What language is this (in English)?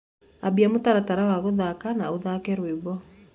Kikuyu